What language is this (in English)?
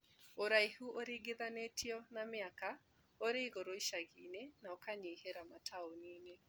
Kikuyu